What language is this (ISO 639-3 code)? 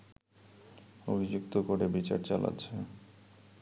ben